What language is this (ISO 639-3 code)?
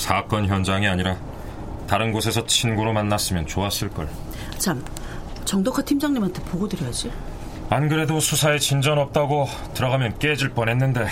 kor